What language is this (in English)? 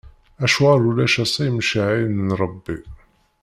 Kabyle